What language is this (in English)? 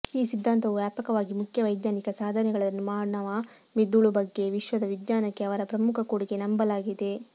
Kannada